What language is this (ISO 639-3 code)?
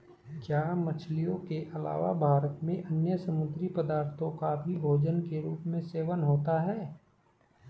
hin